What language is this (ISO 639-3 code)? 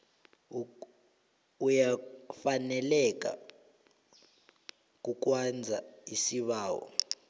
nbl